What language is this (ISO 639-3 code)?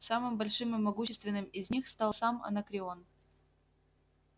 rus